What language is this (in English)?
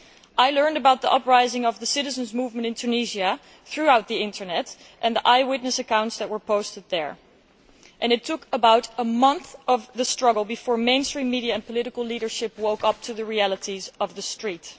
English